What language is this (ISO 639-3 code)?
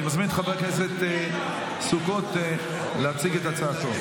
heb